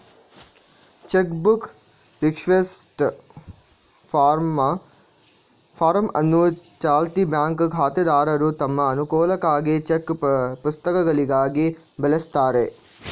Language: Kannada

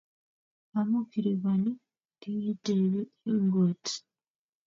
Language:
Kalenjin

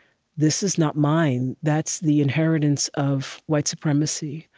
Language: English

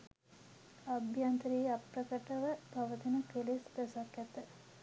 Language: Sinhala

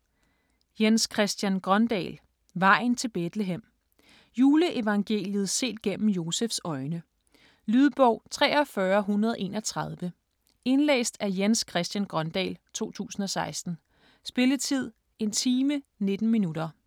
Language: Danish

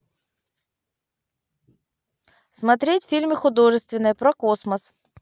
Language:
Russian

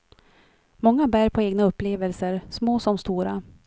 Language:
Swedish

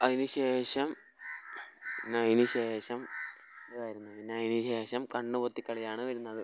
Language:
Malayalam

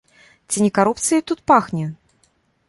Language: Belarusian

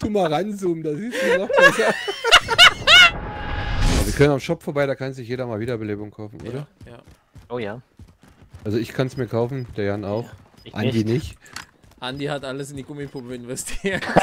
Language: German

